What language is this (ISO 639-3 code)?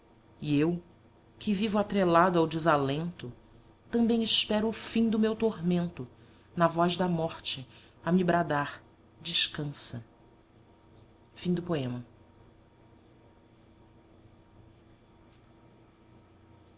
por